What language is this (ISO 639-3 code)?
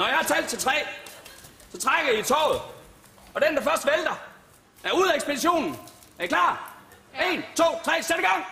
dan